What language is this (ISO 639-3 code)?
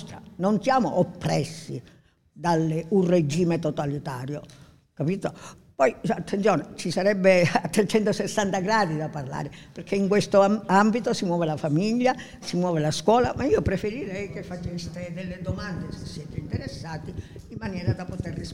ita